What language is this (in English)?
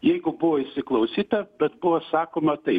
Lithuanian